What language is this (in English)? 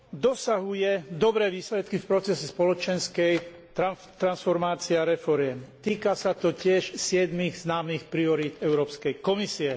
Slovak